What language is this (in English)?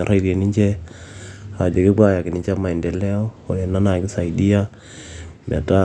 Masai